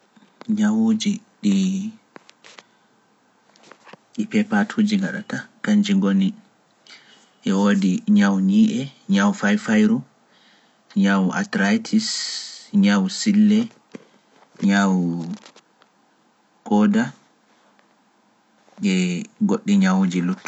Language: Pular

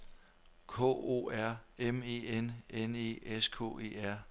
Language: Danish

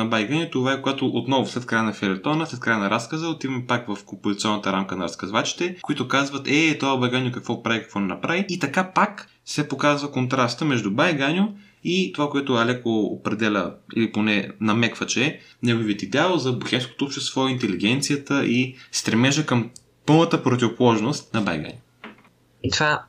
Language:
Bulgarian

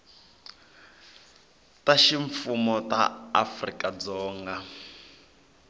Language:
Tsonga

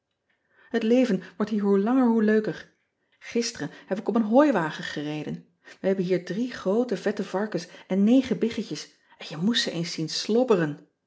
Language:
Dutch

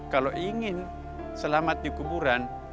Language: Indonesian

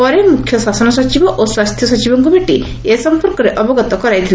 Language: Odia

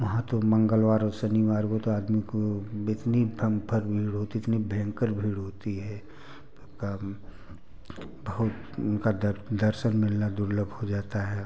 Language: Hindi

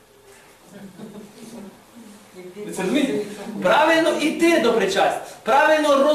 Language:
Ukrainian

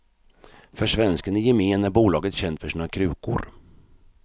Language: Swedish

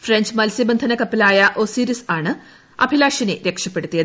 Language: Malayalam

